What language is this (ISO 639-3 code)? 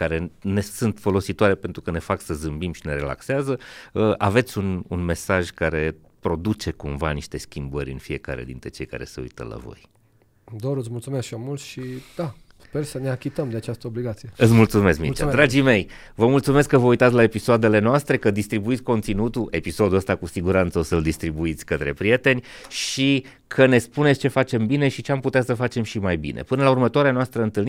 ron